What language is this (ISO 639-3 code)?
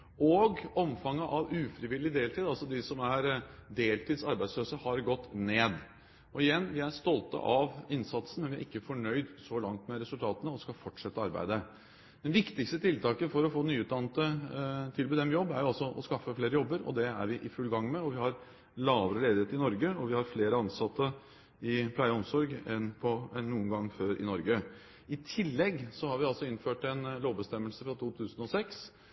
nob